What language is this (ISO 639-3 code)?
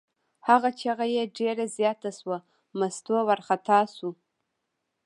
pus